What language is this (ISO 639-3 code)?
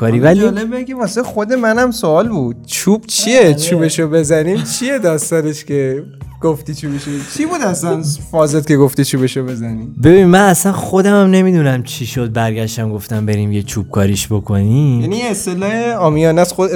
fas